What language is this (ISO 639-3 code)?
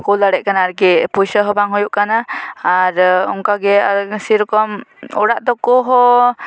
sat